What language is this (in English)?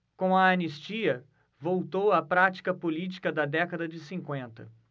Portuguese